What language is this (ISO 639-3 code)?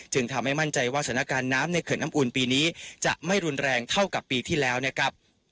tha